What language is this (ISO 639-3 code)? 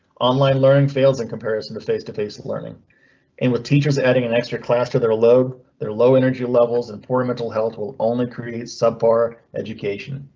eng